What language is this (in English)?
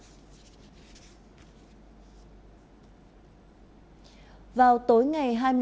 Vietnamese